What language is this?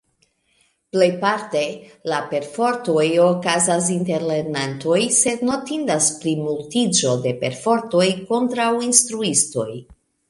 Esperanto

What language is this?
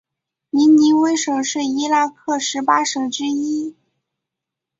Chinese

